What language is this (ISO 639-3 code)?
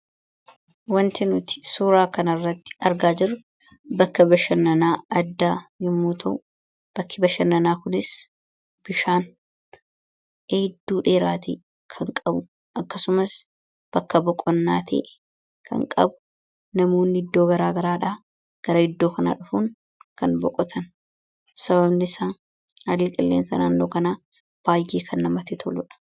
orm